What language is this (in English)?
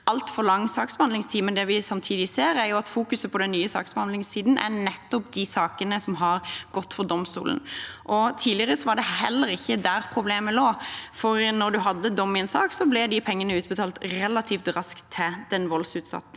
Norwegian